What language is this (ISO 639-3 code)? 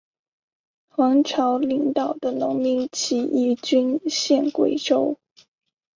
zho